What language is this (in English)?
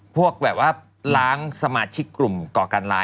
Thai